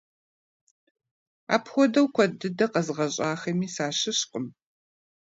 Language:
Kabardian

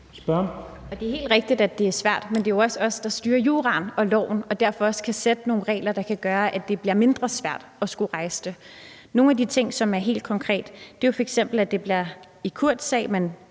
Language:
Danish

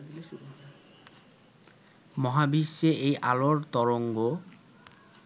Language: Bangla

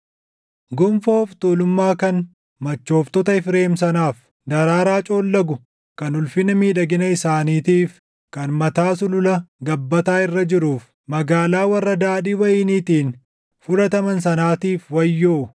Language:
Oromo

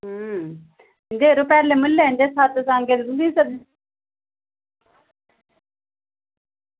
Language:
Dogri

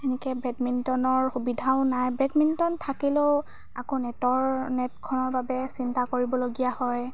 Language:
Assamese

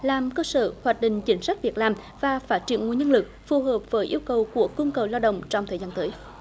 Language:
Vietnamese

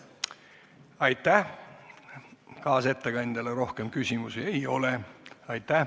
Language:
Estonian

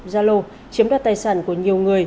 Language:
Vietnamese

